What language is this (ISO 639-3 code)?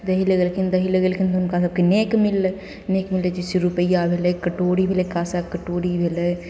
mai